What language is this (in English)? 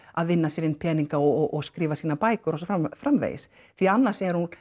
Icelandic